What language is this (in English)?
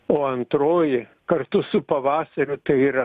Lithuanian